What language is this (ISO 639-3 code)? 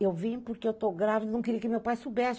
por